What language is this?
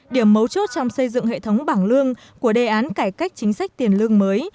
Vietnamese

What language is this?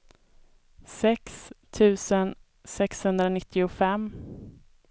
Swedish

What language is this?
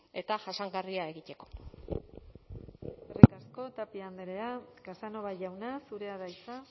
Basque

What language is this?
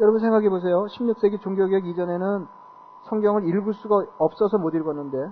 Korean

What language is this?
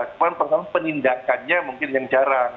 Indonesian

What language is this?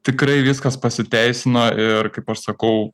Lithuanian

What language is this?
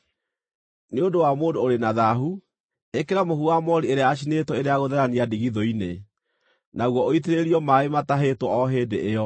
Kikuyu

